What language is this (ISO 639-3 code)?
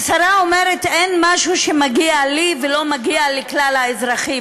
heb